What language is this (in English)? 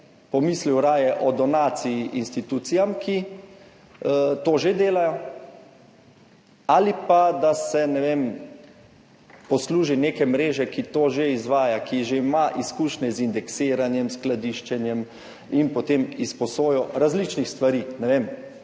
Slovenian